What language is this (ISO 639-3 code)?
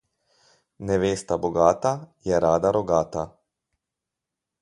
slv